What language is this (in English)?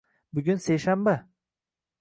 Uzbek